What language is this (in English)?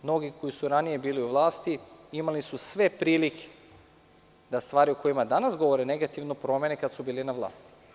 Serbian